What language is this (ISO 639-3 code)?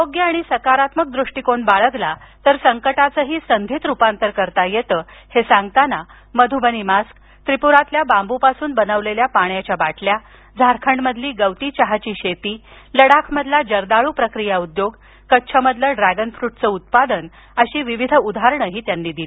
mar